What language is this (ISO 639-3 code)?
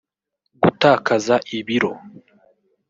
kin